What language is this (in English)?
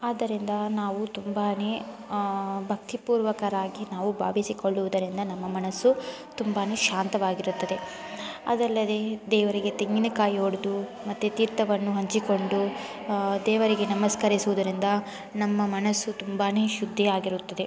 Kannada